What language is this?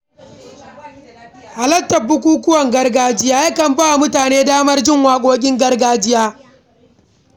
Hausa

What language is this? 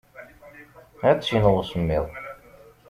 Kabyle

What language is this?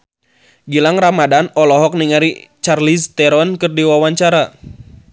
Sundanese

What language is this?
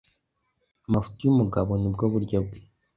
Kinyarwanda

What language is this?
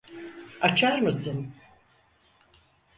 Turkish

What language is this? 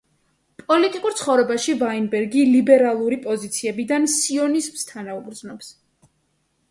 Georgian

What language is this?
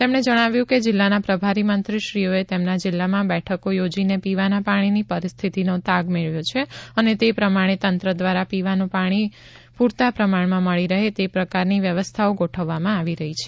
Gujarati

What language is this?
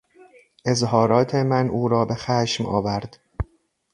Persian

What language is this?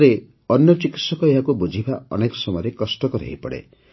Odia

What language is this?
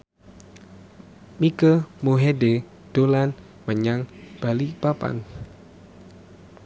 Javanese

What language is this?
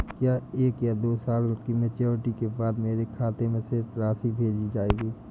Hindi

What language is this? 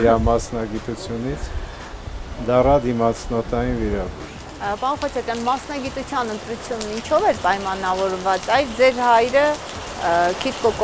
Turkish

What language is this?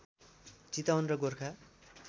Nepali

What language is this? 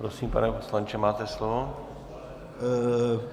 Czech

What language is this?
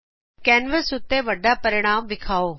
Punjabi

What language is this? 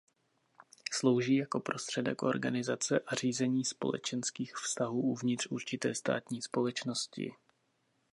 Czech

